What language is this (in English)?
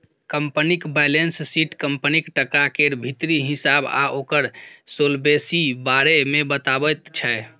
Maithili